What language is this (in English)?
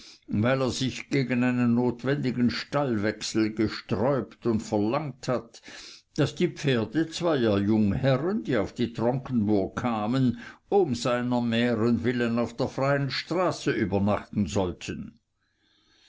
German